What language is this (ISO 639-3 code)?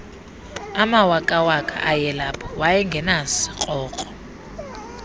xho